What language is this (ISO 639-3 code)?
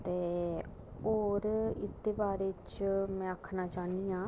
doi